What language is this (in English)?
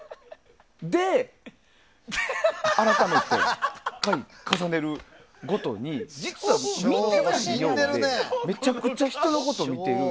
Japanese